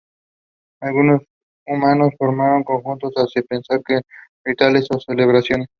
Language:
Spanish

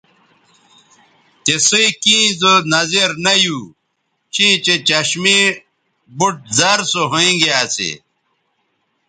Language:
Bateri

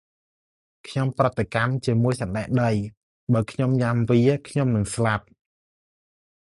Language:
Khmer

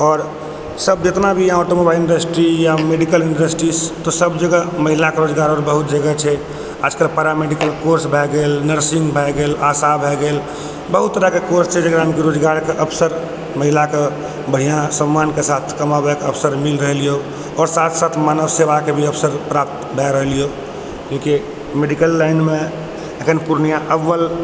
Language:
Maithili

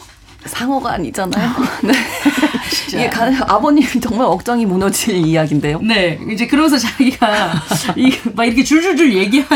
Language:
Korean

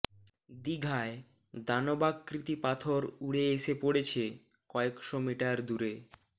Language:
Bangla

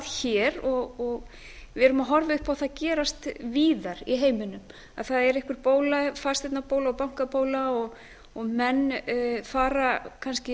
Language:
Icelandic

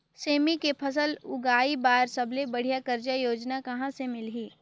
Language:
Chhattisgarhi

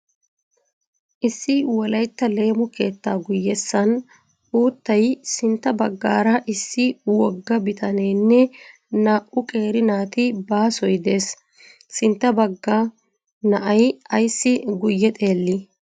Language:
Wolaytta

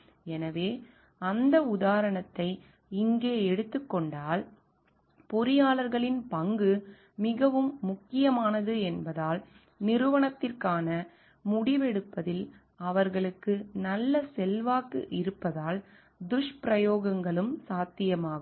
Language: Tamil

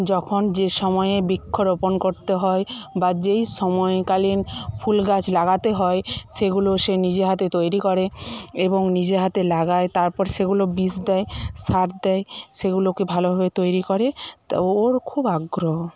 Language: Bangla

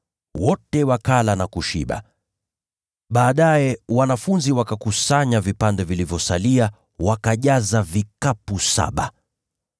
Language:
Swahili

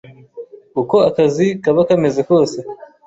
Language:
Kinyarwanda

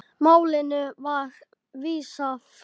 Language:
Icelandic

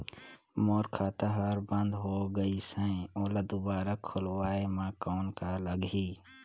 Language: Chhattisgarhi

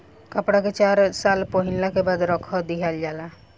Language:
Bhojpuri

